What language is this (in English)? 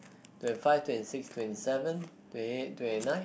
English